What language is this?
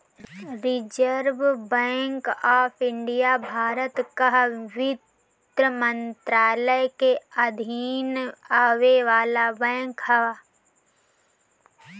Bhojpuri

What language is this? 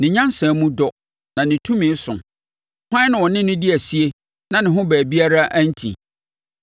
Akan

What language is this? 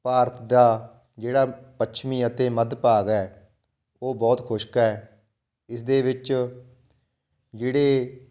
Punjabi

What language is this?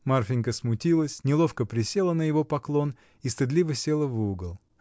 Russian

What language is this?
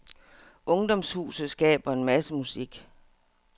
Danish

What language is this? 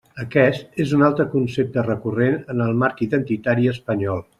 Catalan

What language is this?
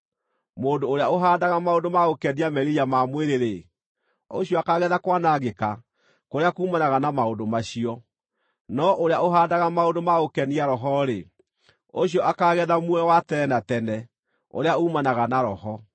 Kikuyu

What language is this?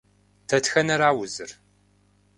Kabardian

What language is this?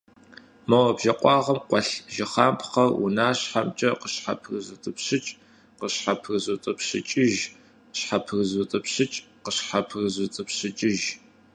Kabardian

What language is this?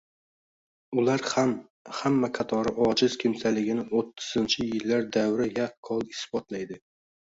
Uzbek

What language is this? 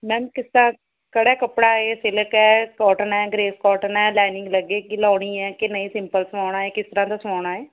Punjabi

